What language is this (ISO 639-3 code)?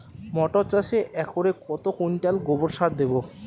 ben